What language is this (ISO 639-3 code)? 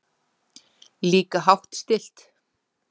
isl